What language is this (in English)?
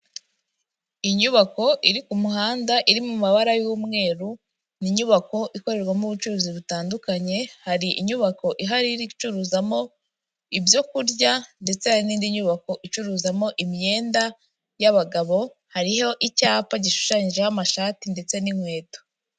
Kinyarwanda